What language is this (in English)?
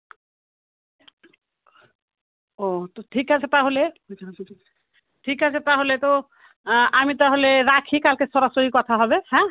Bangla